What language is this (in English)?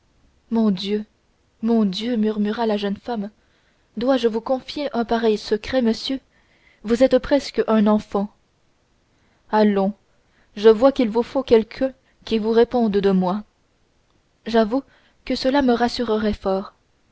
French